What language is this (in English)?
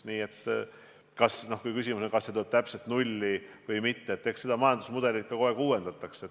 Estonian